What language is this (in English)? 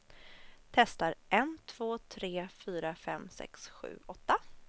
Swedish